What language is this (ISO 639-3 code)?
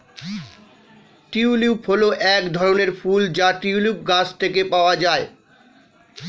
ben